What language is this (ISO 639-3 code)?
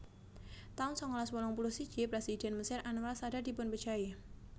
jav